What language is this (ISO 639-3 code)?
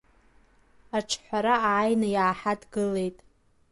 abk